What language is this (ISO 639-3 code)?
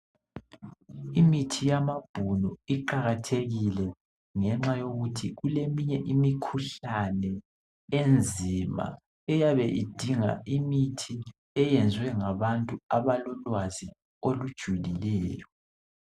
nde